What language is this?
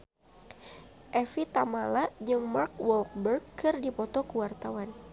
Sundanese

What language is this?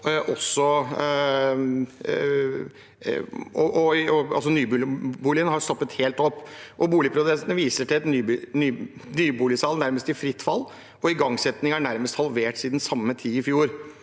Norwegian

